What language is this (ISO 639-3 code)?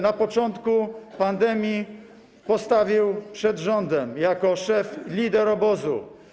pol